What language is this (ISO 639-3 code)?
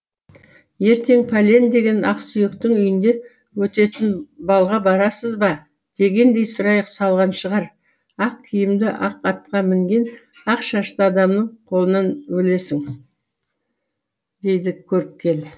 kaz